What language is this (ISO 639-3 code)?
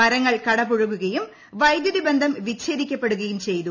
mal